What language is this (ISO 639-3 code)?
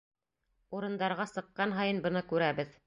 bak